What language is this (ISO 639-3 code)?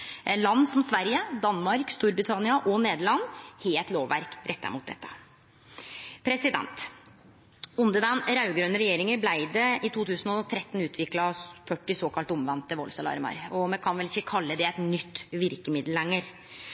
nno